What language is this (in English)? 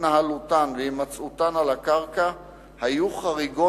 Hebrew